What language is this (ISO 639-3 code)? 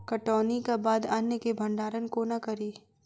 mai